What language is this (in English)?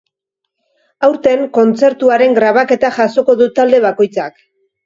Basque